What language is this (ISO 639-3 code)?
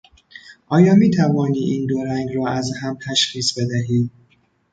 fas